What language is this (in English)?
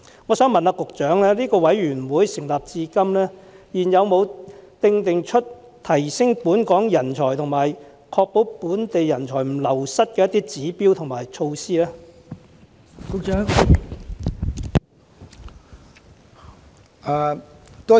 Cantonese